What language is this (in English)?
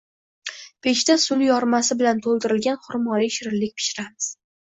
Uzbek